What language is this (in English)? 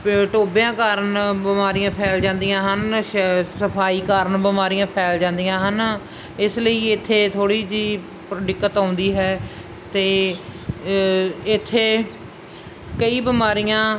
Punjabi